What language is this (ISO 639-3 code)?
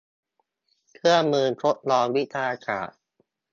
tha